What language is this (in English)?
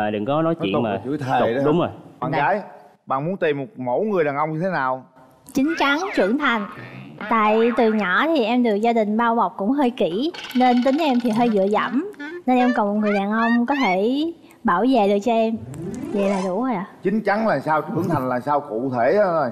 Vietnamese